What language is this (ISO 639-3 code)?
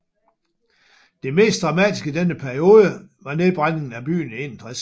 dan